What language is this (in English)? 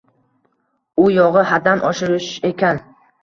Uzbek